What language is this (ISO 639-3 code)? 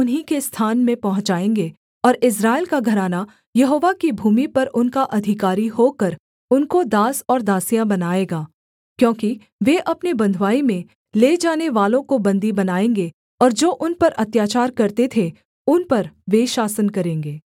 hin